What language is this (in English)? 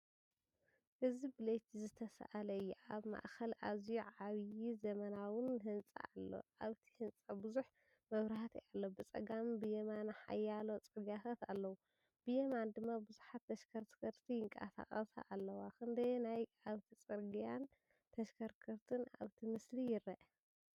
Tigrinya